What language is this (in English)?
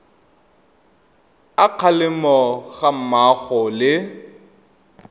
Tswana